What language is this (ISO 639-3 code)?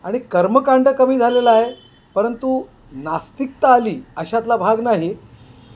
mar